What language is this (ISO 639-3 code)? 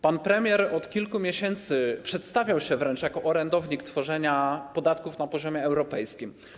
pol